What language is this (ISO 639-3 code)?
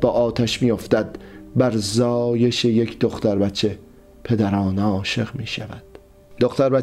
fas